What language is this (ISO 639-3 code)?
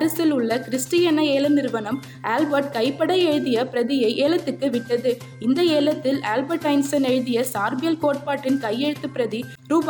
tam